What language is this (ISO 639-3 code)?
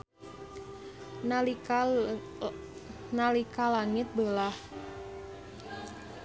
sun